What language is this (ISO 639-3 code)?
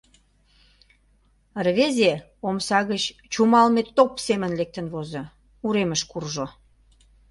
chm